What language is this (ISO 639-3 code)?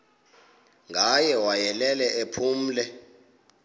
xho